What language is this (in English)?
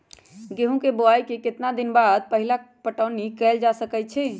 Magahi